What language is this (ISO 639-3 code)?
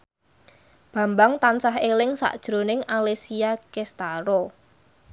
jav